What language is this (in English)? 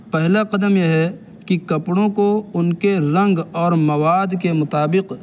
Urdu